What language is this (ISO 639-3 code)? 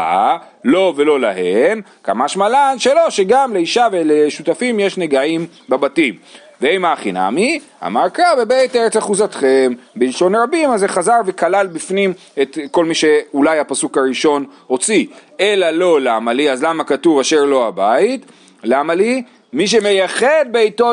heb